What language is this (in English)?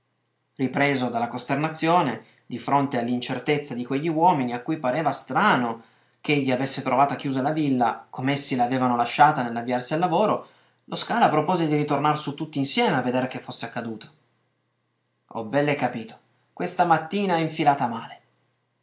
Italian